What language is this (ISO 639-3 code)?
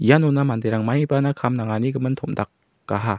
grt